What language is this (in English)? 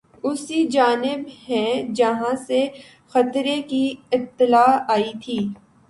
Urdu